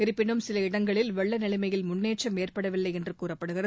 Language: Tamil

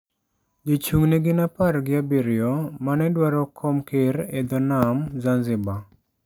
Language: Luo (Kenya and Tanzania)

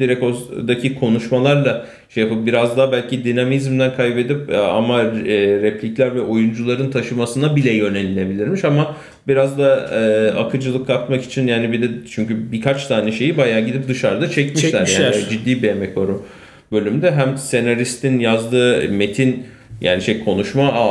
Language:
Turkish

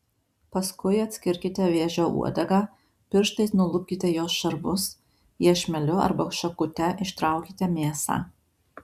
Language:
Lithuanian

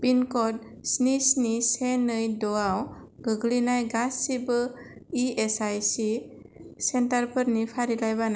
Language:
Bodo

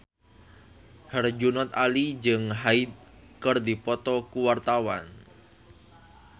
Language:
Sundanese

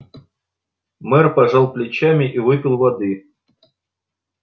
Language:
Russian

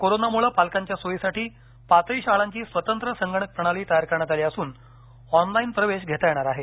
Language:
Marathi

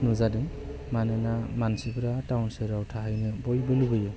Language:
Bodo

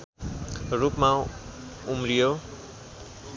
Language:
Nepali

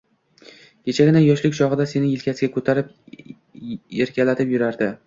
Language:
Uzbek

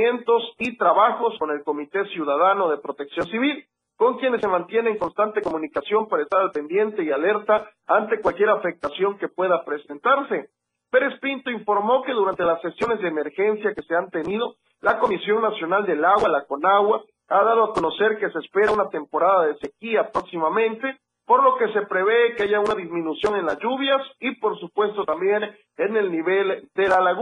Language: Spanish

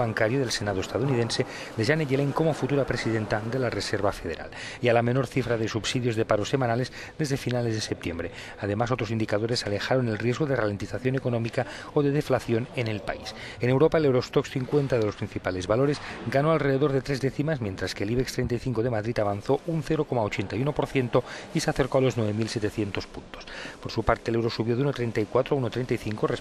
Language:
Spanish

